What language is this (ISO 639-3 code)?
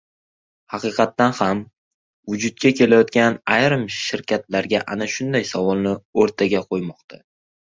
uzb